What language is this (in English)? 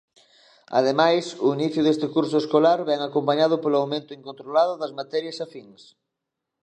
Galician